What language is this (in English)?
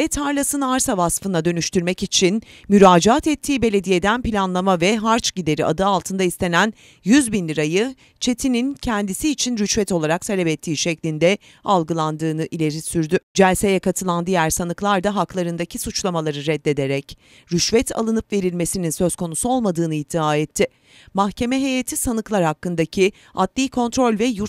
Turkish